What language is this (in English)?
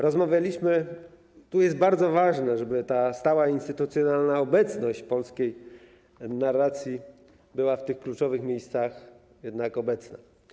Polish